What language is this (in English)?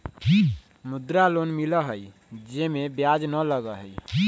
Magahi